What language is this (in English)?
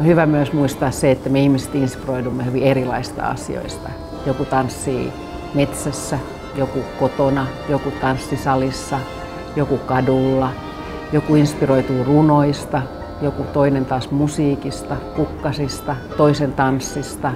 Finnish